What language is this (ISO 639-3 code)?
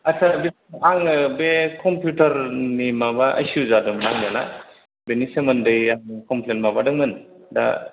brx